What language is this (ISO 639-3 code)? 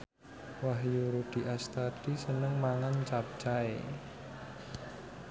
jav